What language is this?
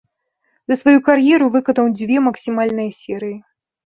Belarusian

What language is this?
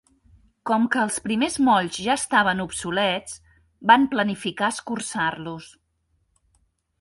Catalan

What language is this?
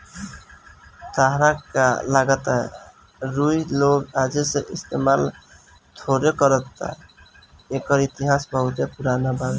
Bhojpuri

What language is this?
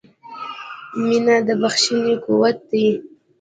Pashto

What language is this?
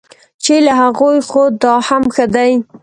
Pashto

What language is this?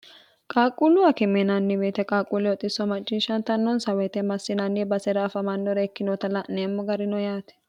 Sidamo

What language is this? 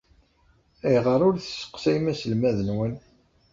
Kabyle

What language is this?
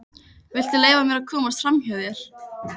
Icelandic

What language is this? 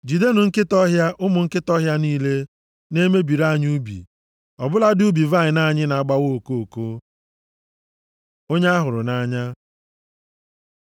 Igbo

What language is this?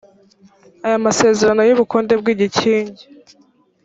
Kinyarwanda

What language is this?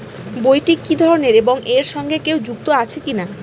Bangla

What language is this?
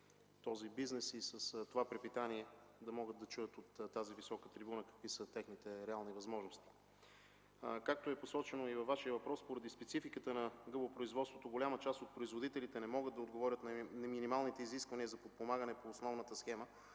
Bulgarian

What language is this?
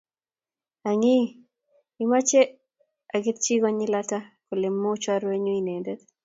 Kalenjin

